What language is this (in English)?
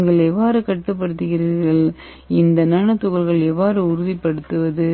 Tamil